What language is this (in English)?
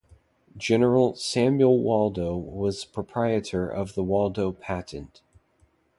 English